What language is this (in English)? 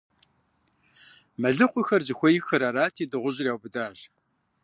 Kabardian